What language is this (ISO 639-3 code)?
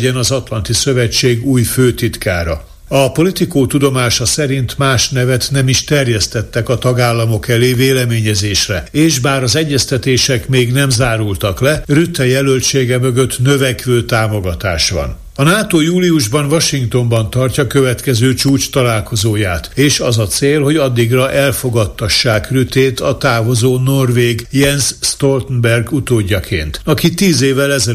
hun